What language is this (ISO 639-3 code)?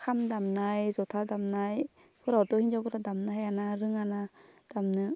brx